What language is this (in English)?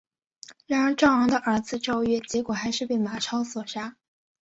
Chinese